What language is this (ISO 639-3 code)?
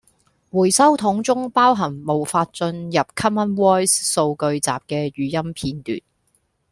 yue